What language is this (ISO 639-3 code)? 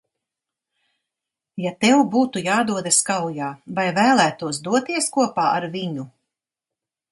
lav